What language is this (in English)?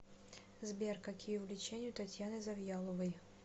Russian